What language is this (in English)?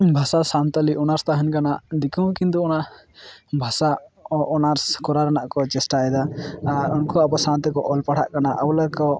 Santali